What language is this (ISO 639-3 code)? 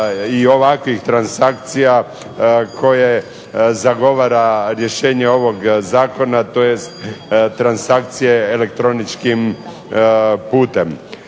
hrv